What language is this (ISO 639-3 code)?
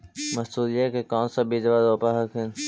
mag